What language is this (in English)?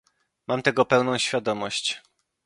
Polish